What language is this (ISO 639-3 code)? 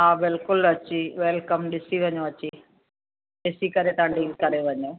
snd